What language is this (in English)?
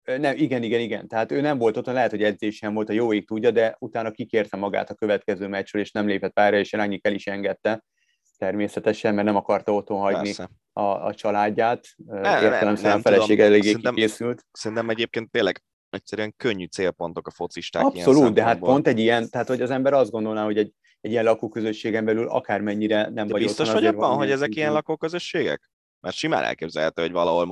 Hungarian